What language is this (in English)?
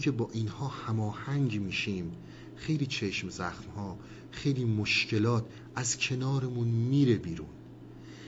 Persian